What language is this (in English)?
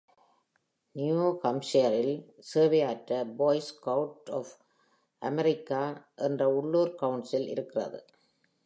Tamil